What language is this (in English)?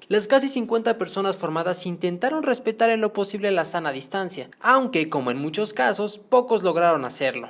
Spanish